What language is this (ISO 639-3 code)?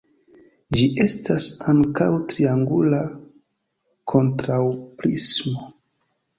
epo